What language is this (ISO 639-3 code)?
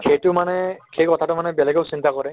asm